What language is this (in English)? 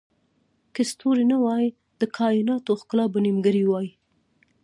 Pashto